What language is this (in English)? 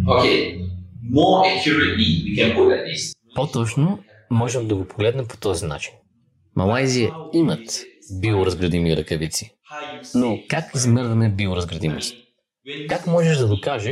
Bulgarian